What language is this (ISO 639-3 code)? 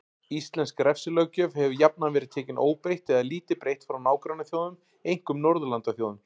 isl